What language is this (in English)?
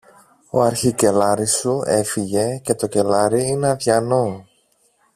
Greek